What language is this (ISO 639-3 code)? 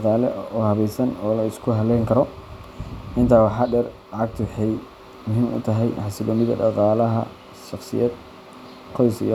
som